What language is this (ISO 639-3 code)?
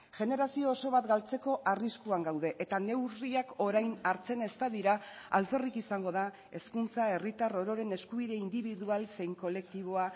eus